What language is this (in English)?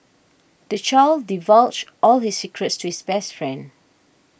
English